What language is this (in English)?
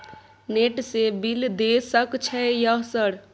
Maithili